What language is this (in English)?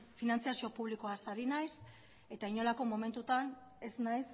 Basque